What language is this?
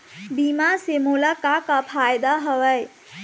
Chhattisgarhi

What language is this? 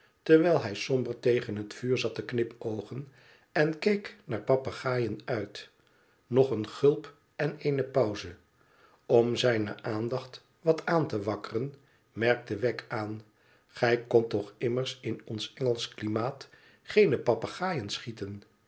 Dutch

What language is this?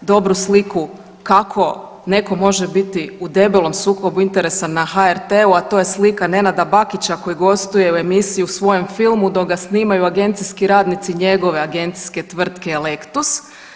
Croatian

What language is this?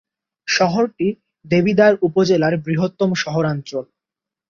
Bangla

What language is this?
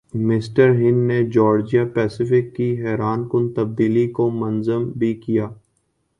Urdu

